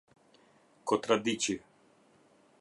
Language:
Albanian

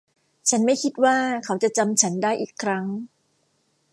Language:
Thai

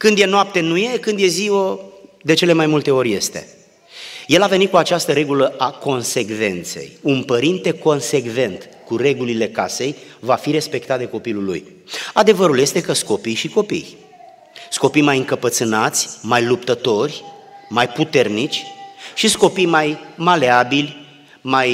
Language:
Romanian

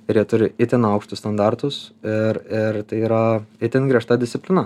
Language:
Lithuanian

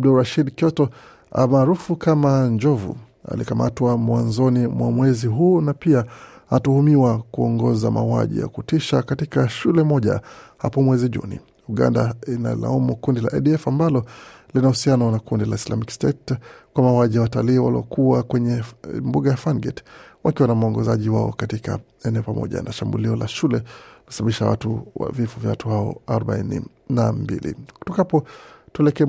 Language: Swahili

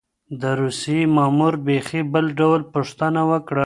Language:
Pashto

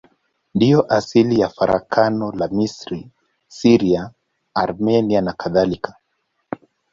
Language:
Swahili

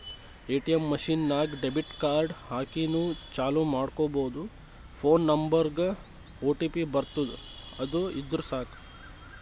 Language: Kannada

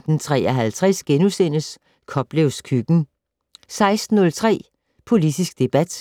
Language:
Danish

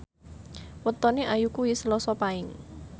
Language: Javanese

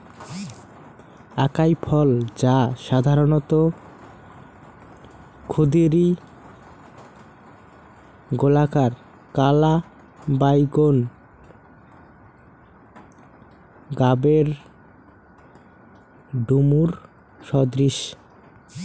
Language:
Bangla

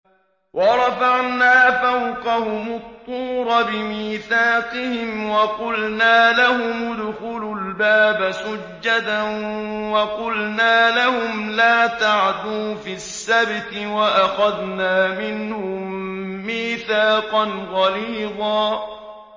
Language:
Arabic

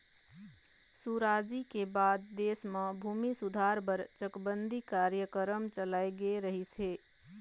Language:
Chhattisgarhi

